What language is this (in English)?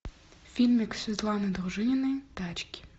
Russian